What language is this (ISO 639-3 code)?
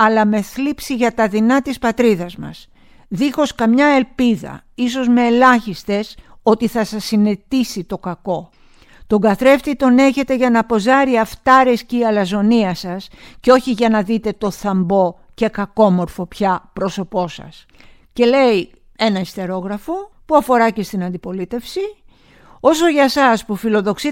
ell